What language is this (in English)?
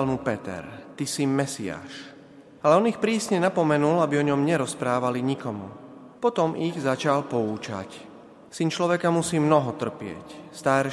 Slovak